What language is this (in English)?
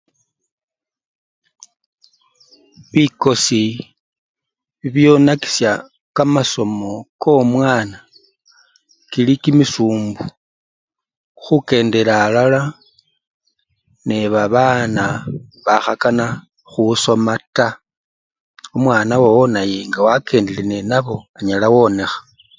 Luyia